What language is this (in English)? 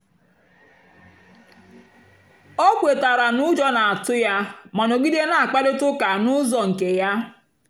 Igbo